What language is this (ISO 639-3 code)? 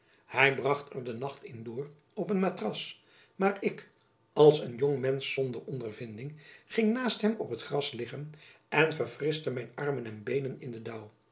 nld